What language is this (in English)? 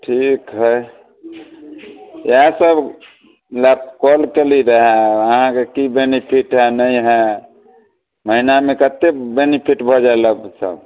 Maithili